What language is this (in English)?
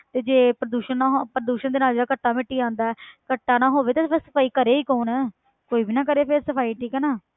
Punjabi